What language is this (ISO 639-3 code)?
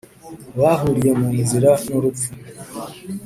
kin